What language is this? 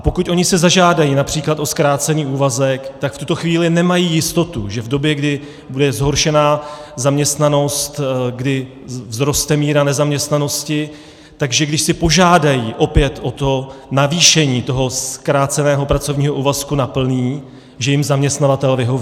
Czech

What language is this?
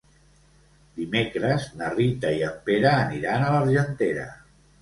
Catalan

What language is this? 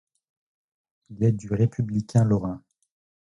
French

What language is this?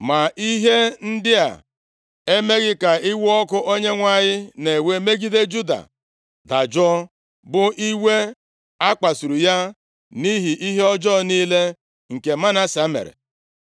Igbo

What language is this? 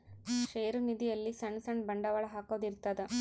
Kannada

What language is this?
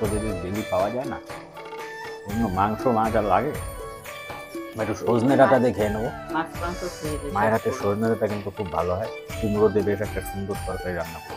Romanian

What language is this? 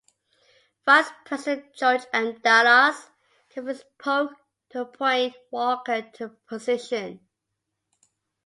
English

